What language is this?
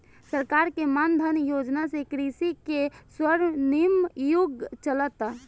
Bhojpuri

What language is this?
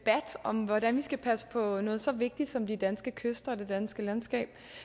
Danish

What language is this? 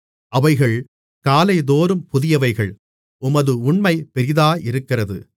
Tamil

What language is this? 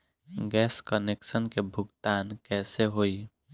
Bhojpuri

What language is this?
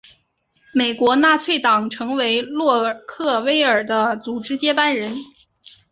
Chinese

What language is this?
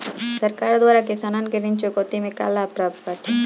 Bhojpuri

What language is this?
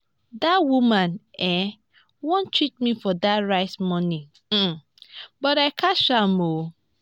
Nigerian Pidgin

